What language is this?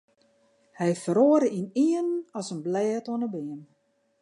Western Frisian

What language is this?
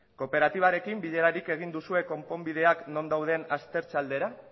Basque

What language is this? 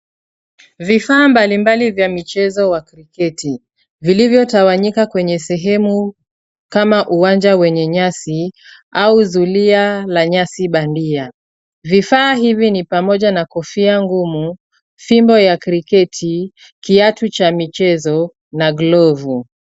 Swahili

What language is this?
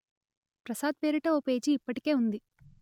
Telugu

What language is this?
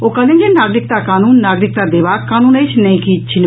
Maithili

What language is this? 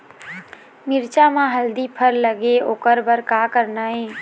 Chhattisgarhi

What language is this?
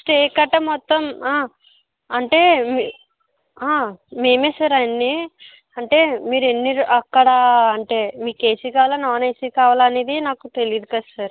Telugu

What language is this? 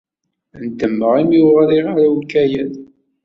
Kabyle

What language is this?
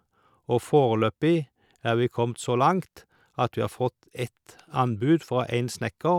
Norwegian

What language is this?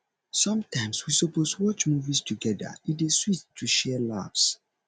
Nigerian Pidgin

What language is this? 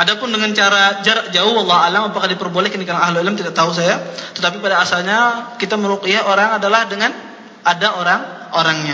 Malay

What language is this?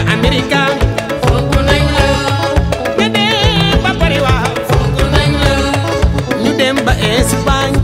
Arabic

